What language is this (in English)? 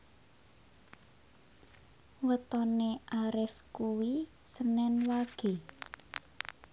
Javanese